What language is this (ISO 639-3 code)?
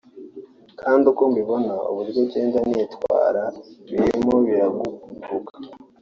kin